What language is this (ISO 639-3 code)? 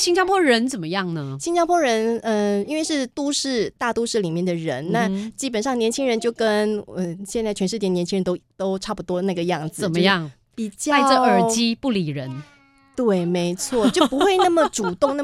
zho